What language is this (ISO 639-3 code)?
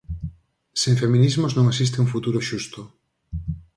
glg